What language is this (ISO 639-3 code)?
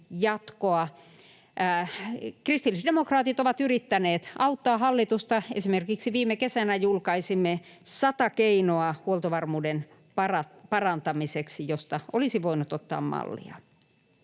fin